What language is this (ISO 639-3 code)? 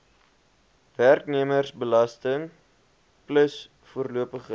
afr